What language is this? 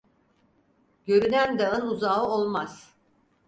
Turkish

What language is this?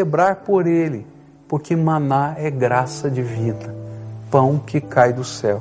Portuguese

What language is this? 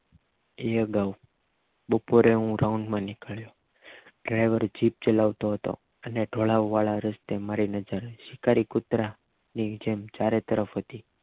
Gujarati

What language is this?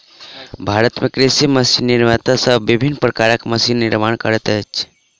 Maithili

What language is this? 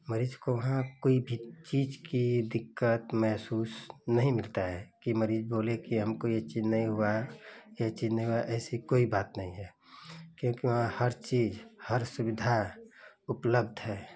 Hindi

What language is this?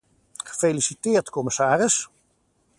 Dutch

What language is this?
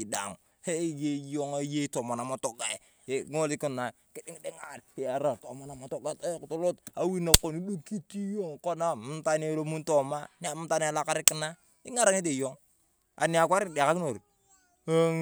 Turkana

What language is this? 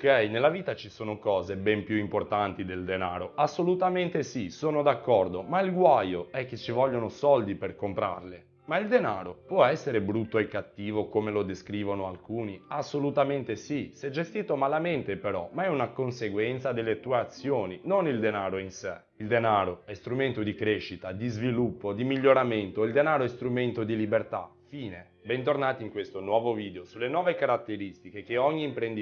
Italian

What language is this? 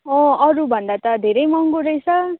Nepali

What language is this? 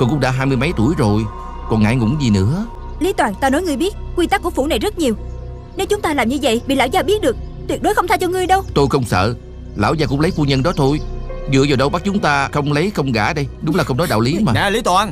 Vietnamese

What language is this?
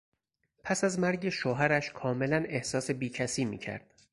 Persian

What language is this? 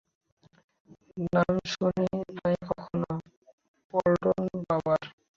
Bangla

